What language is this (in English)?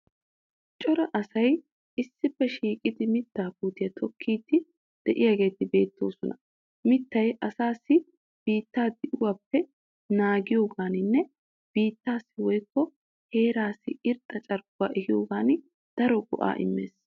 Wolaytta